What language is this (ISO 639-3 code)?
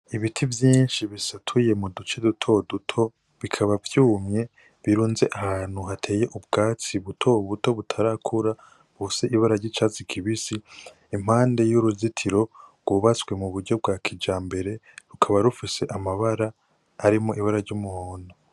run